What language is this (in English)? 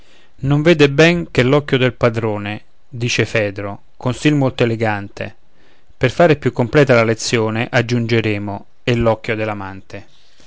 Italian